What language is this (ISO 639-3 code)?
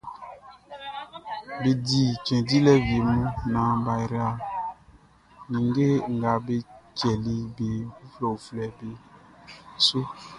bci